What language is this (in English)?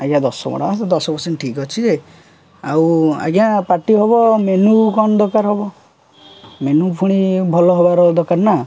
Odia